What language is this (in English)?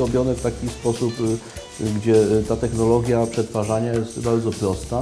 Polish